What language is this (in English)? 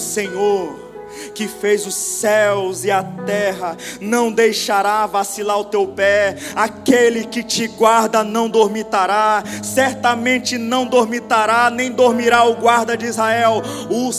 Portuguese